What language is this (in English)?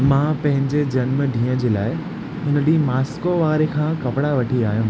Sindhi